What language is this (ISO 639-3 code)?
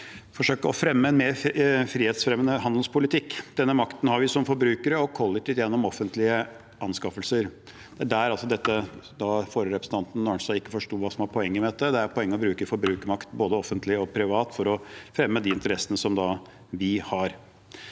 nor